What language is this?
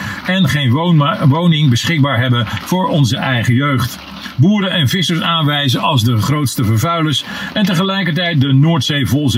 Dutch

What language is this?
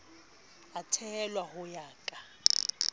Southern Sotho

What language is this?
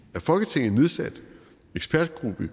Danish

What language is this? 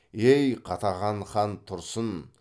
Kazakh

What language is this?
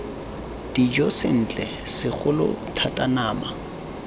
Tswana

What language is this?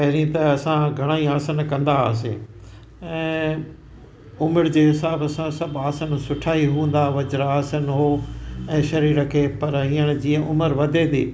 Sindhi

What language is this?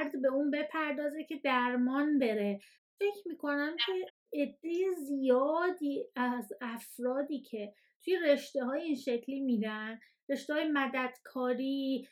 Persian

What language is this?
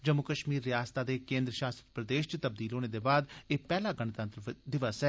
Dogri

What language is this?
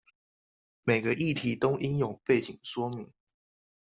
Chinese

